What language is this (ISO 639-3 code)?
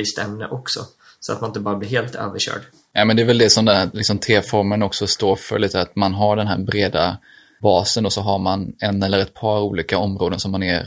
swe